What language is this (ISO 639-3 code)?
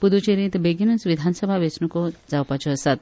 kok